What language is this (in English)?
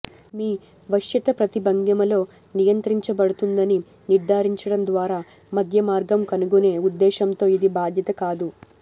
Telugu